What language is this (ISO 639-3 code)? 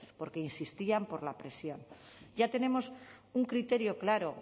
spa